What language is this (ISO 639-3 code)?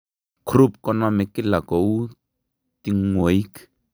kln